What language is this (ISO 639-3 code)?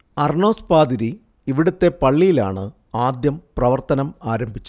mal